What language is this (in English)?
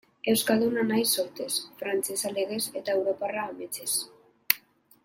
Basque